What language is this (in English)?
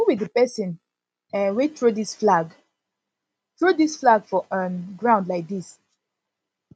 Nigerian Pidgin